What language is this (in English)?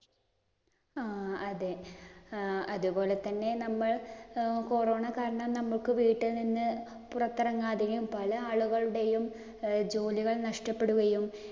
Malayalam